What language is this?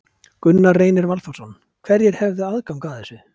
Icelandic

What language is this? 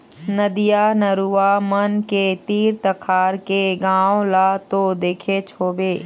Chhattisgarhi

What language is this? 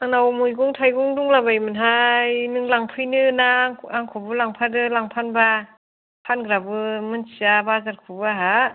Bodo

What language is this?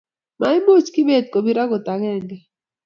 Kalenjin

